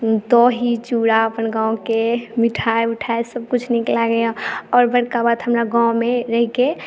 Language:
Maithili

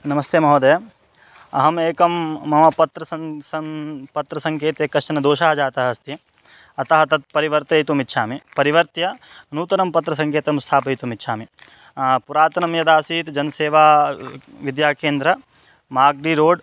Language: Sanskrit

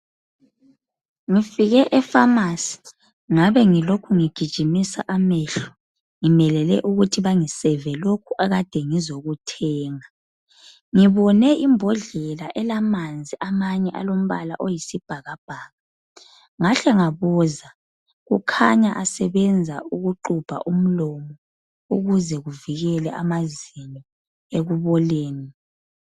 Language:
North Ndebele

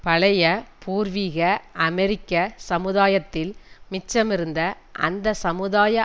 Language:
Tamil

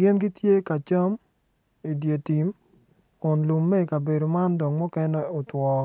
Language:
Acoli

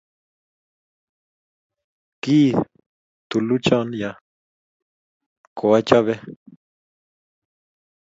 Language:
Kalenjin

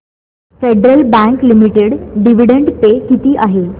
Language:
Marathi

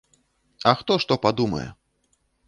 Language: Belarusian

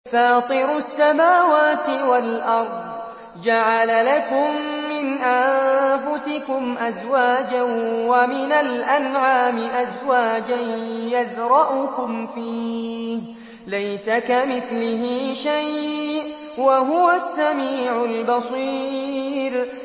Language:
Arabic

